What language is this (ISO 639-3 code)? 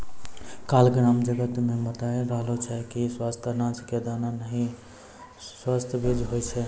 mai